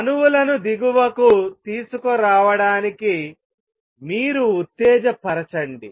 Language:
Telugu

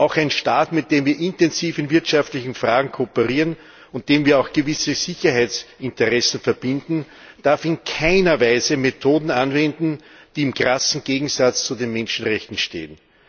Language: German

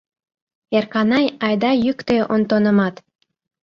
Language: Mari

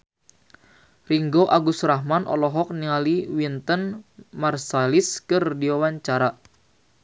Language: Sundanese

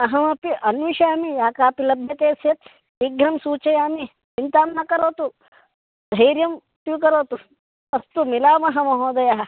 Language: Sanskrit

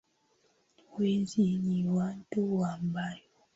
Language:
Swahili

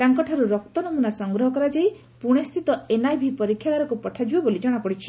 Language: Odia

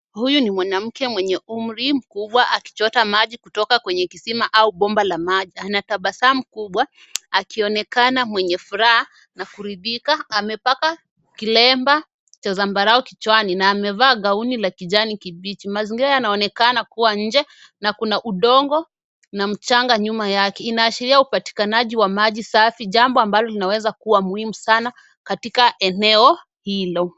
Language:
Swahili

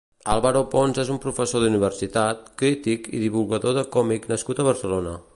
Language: Catalan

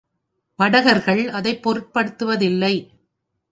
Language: Tamil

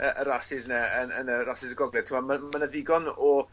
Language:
Welsh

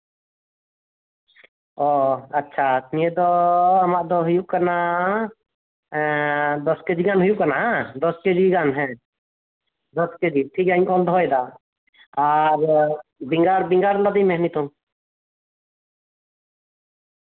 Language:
Santali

